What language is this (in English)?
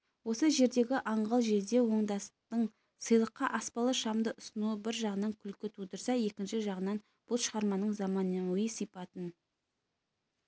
Kazakh